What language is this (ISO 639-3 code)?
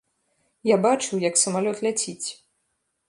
bel